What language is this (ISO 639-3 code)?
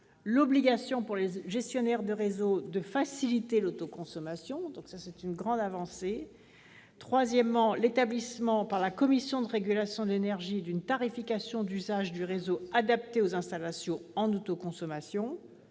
fra